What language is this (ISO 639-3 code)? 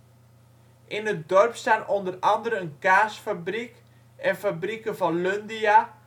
nld